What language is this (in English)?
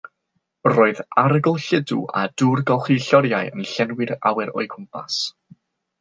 Welsh